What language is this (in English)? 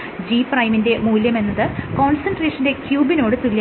Malayalam